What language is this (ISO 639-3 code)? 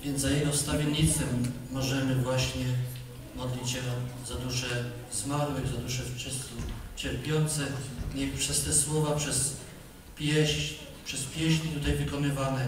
pol